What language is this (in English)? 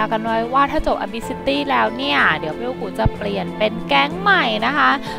Thai